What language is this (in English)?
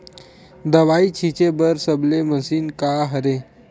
Chhattisgarhi